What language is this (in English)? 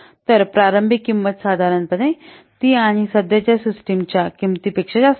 Marathi